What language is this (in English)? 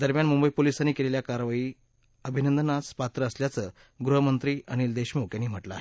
Marathi